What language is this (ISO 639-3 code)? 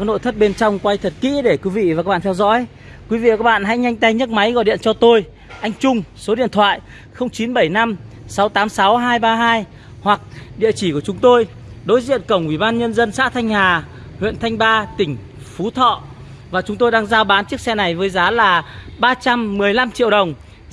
vie